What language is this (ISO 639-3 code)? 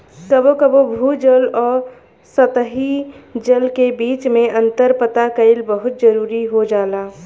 bho